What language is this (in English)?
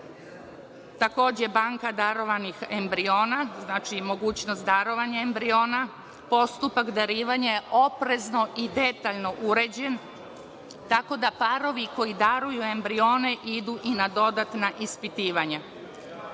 Serbian